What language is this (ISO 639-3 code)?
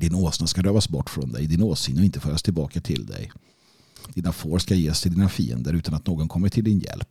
swe